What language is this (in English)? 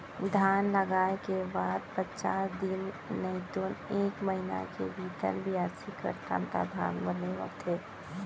Chhattisgarhi